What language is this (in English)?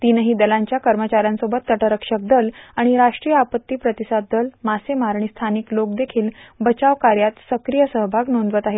Marathi